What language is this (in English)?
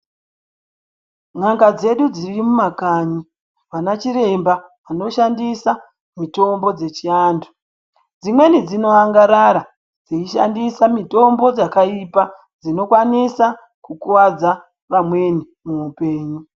Ndau